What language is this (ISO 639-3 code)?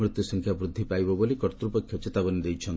ori